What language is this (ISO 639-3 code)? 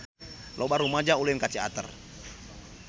sun